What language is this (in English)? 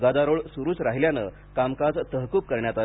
Marathi